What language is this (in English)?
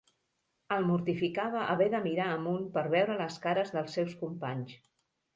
Catalan